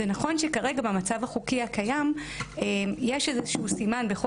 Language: Hebrew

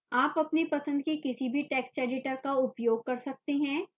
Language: Hindi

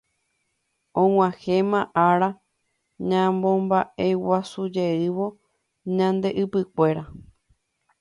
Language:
Guarani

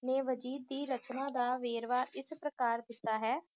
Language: Punjabi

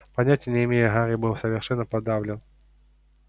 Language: Russian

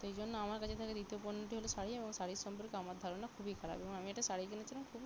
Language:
Bangla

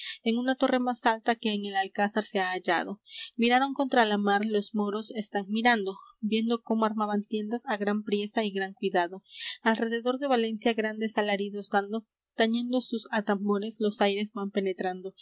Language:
Spanish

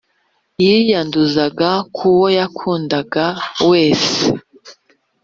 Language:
Kinyarwanda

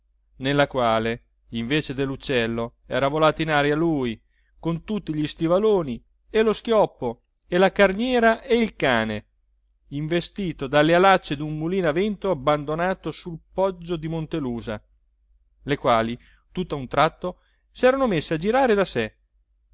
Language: Italian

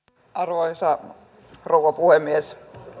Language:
Finnish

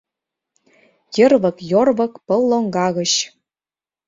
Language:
Mari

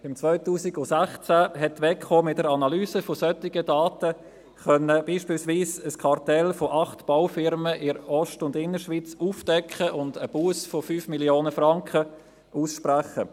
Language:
Swiss German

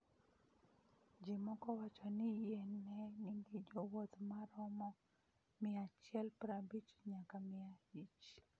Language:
Luo (Kenya and Tanzania)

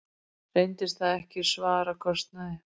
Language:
Icelandic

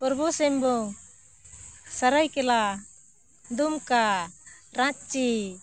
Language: Santali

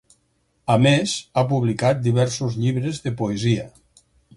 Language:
Catalan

